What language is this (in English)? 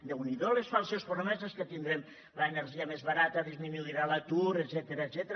Catalan